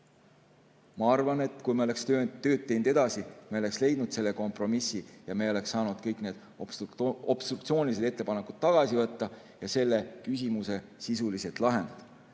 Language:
Estonian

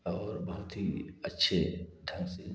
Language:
Hindi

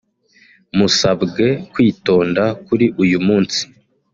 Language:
Kinyarwanda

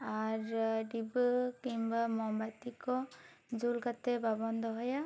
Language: Santali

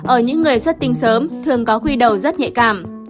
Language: Vietnamese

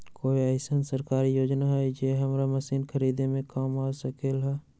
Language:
Magahi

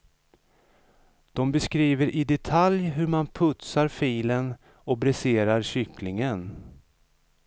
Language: Swedish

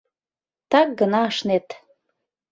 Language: Mari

